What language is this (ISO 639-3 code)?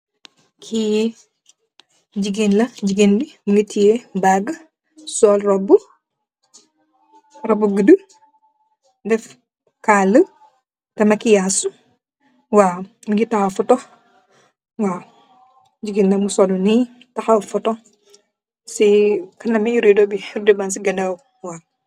wol